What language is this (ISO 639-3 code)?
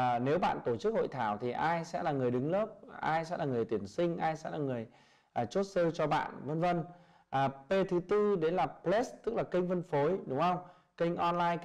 vie